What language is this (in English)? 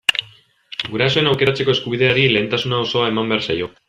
Basque